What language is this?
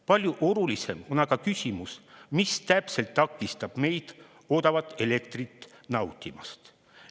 Estonian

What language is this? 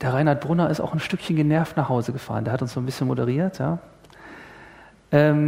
German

